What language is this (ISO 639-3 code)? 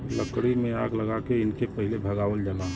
bho